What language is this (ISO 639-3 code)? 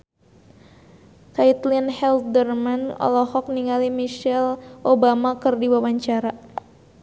sun